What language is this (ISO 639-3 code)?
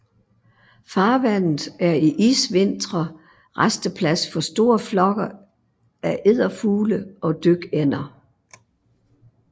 dan